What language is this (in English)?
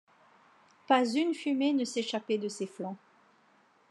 French